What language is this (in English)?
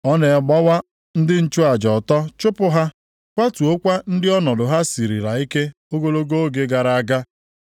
Igbo